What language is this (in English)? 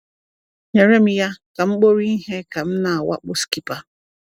Igbo